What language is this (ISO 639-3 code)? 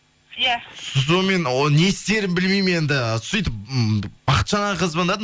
kaz